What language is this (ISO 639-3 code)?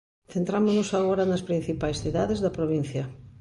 glg